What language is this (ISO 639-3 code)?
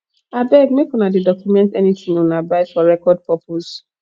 pcm